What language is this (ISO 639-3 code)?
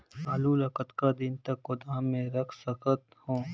hne